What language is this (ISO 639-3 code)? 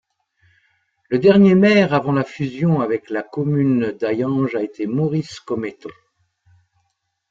fra